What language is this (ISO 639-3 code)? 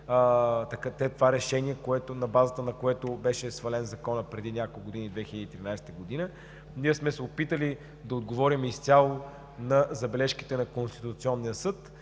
bul